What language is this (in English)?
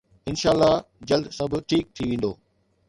Sindhi